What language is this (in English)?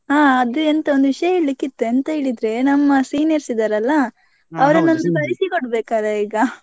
Kannada